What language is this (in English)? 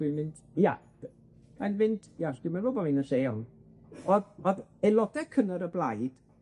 Welsh